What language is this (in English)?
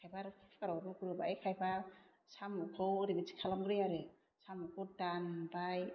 Bodo